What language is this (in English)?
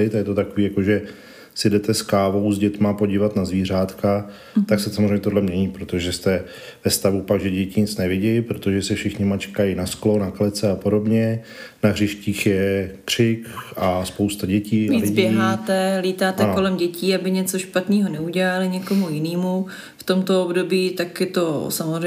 Czech